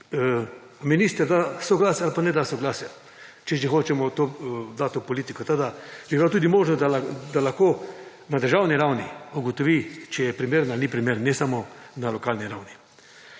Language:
Slovenian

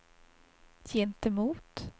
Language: Swedish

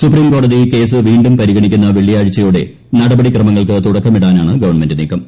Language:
Malayalam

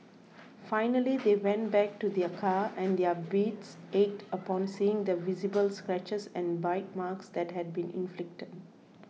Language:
English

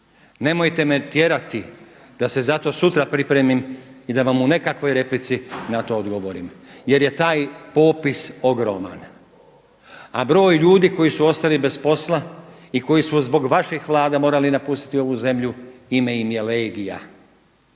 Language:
Croatian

